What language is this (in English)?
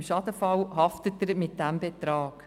Swiss German